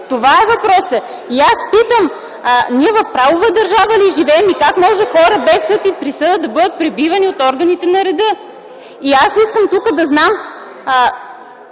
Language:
Bulgarian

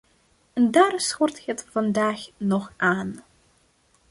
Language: Dutch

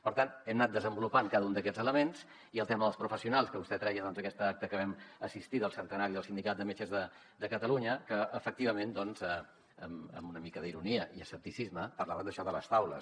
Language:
Catalan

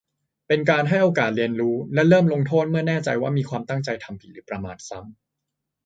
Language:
Thai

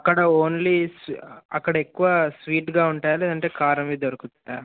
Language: Telugu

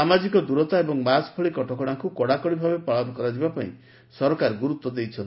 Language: Odia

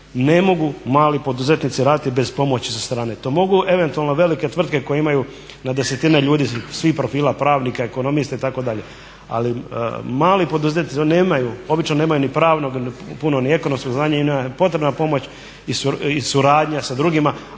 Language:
Croatian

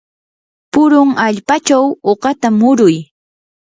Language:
Yanahuanca Pasco Quechua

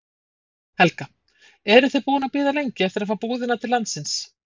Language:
Icelandic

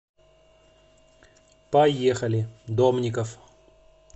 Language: Russian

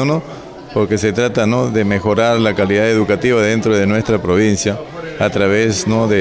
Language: Spanish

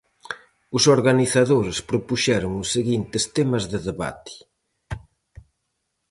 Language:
Galician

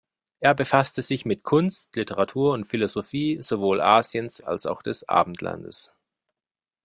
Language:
German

